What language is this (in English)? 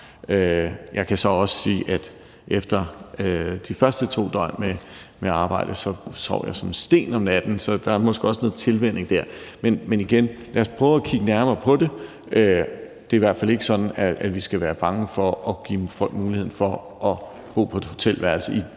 Danish